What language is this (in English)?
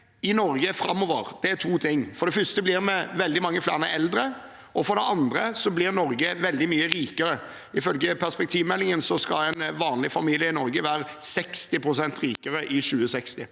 Norwegian